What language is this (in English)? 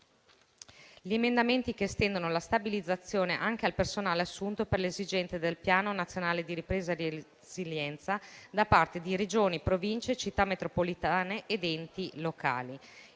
Italian